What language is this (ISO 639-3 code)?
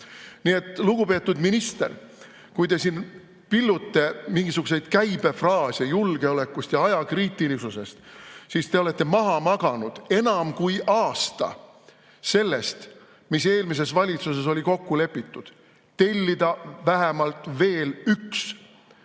est